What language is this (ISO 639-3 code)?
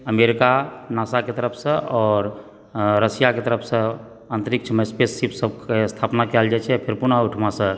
mai